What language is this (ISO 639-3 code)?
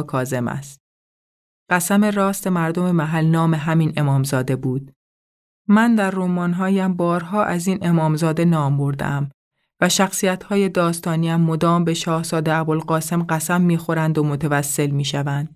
fas